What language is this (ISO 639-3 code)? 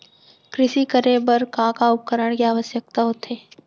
hne